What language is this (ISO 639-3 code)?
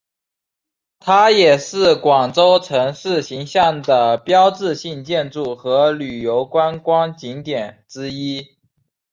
zho